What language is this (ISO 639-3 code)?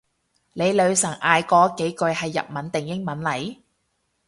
yue